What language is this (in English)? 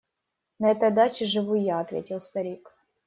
Russian